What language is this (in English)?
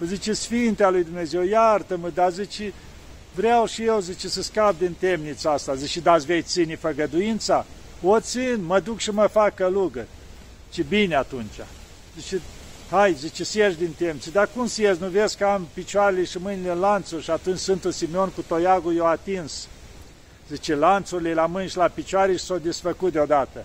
Romanian